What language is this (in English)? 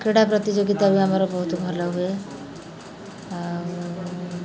Odia